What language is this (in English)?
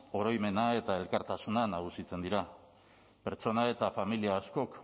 Basque